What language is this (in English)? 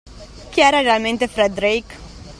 Italian